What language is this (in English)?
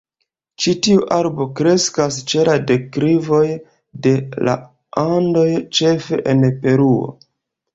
Esperanto